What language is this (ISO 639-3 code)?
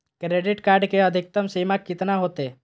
mag